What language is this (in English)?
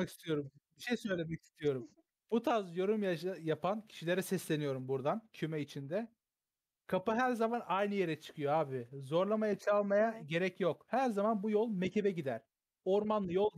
Turkish